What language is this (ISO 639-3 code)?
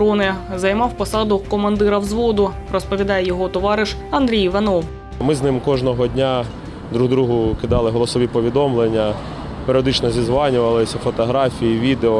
ukr